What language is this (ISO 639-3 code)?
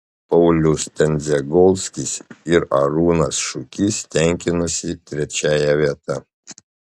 lit